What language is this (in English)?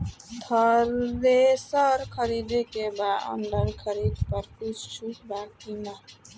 Bhojpuri